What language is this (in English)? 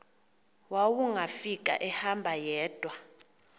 Xhosa